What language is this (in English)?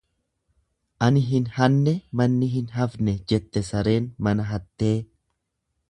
Oromo